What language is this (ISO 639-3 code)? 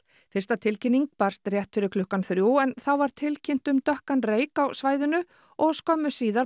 isl